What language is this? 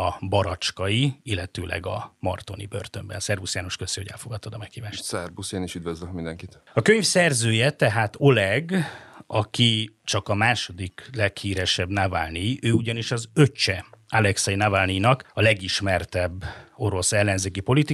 Hungarian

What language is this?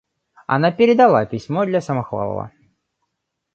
Russian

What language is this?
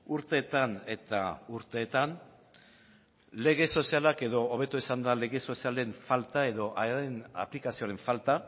Basque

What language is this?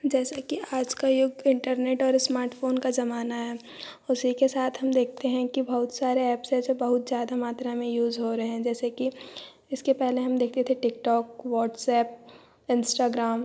Hindi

